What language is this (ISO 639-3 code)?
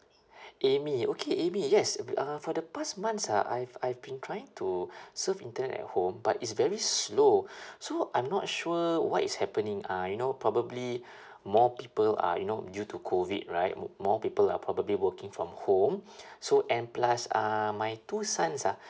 eng